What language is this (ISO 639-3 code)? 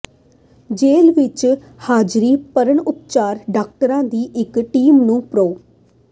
pan